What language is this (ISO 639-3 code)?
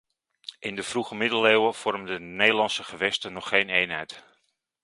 nld